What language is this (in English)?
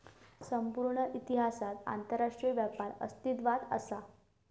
Marathi